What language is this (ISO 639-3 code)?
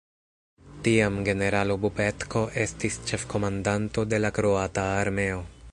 epo